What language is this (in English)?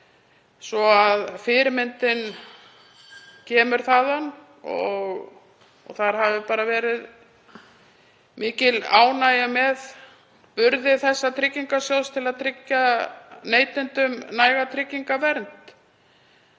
Icelandic